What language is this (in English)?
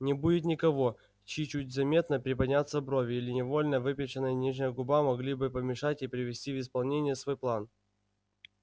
Russian